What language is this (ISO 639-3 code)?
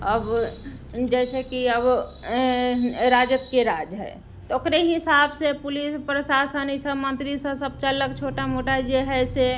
mai